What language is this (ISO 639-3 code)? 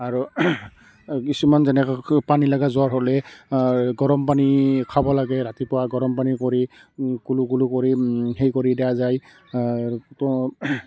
asm